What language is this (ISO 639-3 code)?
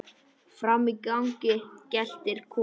isl